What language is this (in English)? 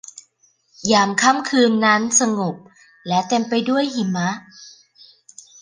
Thai